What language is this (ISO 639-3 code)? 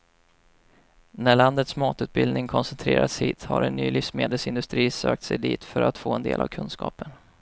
swe